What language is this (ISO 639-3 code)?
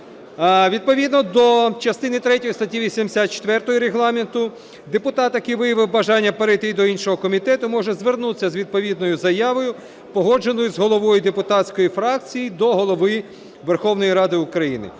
ukr